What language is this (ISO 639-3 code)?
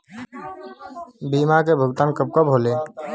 bho